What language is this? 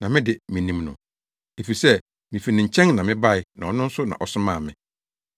Akan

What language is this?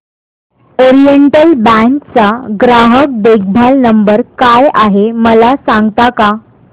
Marathi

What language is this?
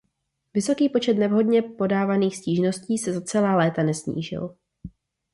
Czech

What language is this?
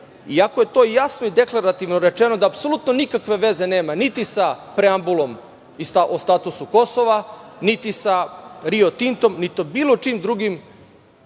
Serbian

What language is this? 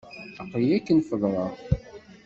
Kabyle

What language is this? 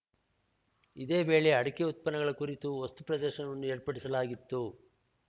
Kannada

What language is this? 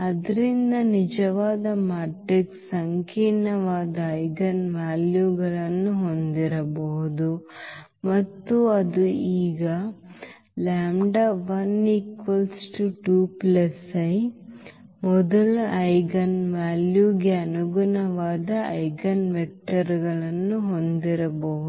Kannada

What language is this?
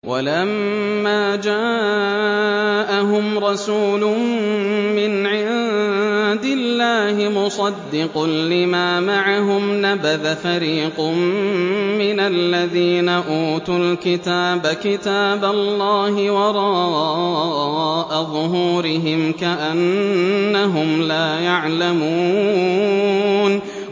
Arabic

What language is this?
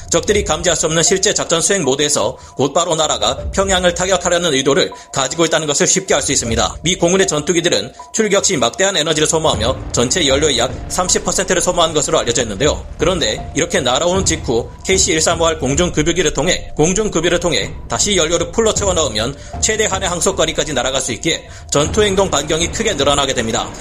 Korean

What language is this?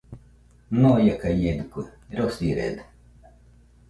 Nüpode Huitoto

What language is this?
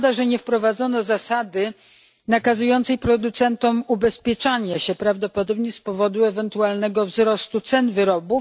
Polish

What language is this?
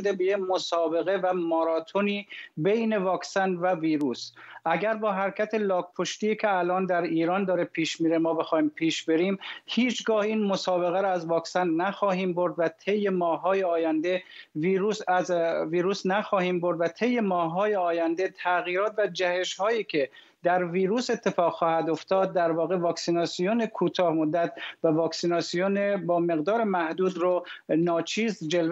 Persian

